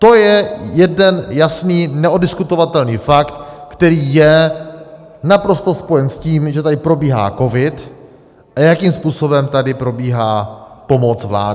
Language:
Czech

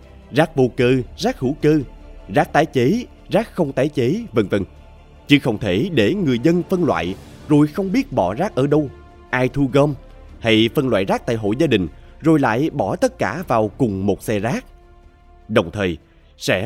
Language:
Vietnamese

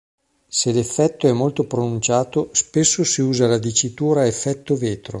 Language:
Italian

